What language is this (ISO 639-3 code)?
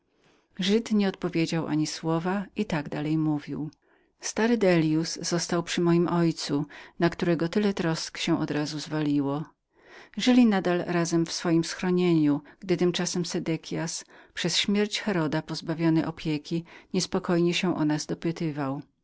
pol